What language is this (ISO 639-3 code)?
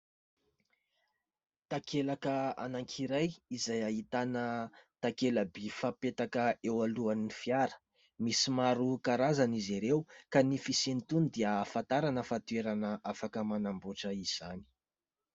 mlg